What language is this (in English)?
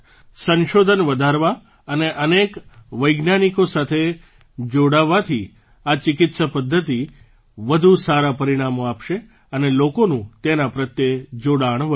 Gujarati